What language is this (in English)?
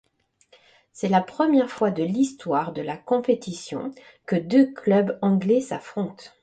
French